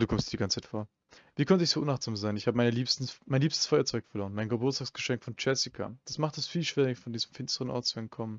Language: German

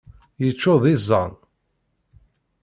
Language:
Kabyle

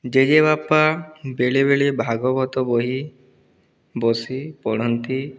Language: Odia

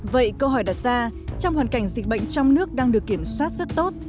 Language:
Vietnamese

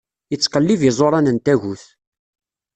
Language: Kabyle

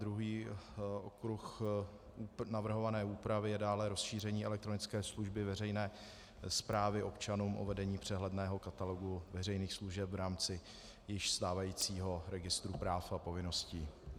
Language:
Czech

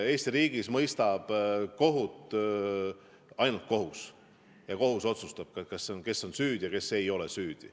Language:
Estonian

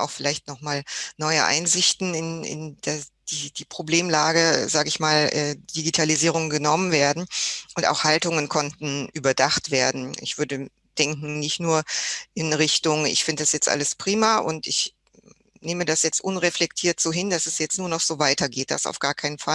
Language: German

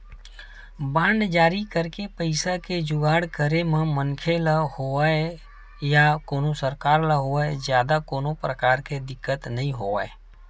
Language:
Chhattisgarhi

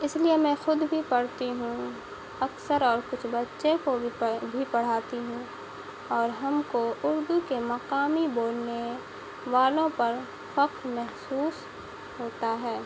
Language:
Urdu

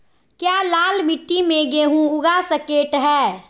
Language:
Magahi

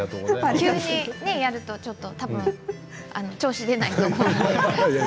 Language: Japanese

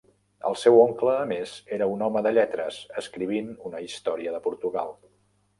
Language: Catalan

